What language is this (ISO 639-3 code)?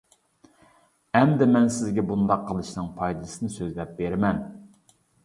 uig